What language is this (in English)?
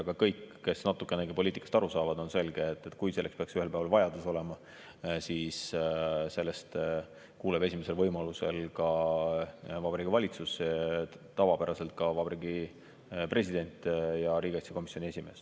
Estonian